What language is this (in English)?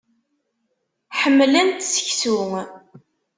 Kabyle